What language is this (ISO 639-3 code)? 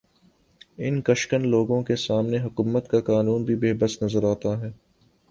urd